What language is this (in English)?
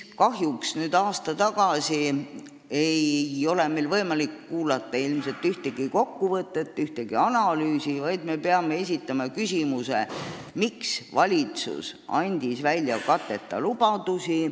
Estonian